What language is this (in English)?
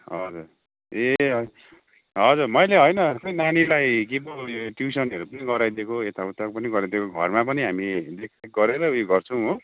Nepali